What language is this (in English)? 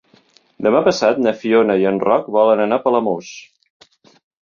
Catalan